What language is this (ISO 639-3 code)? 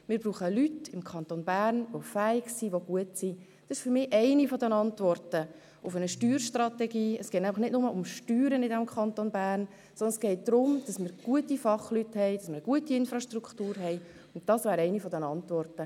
gsw